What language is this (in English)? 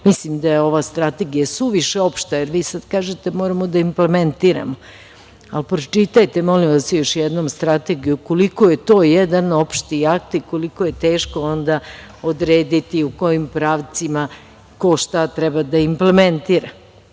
Serbian